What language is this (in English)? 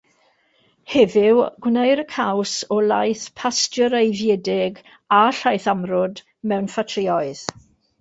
Welsh